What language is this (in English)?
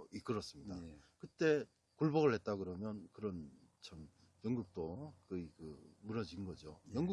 Korean